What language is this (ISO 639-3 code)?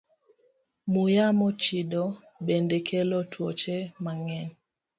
luo